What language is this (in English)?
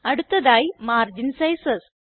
Malayalam